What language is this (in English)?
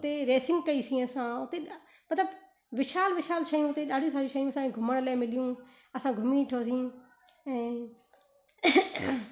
Sindhi